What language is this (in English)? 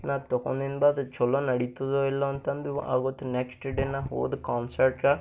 Kannada